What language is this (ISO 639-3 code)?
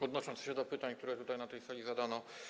pol